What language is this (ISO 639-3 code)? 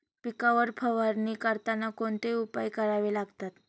mar